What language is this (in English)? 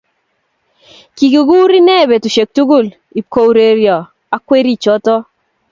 Kalenjin